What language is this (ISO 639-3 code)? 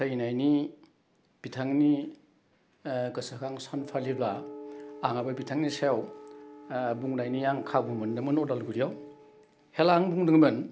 brx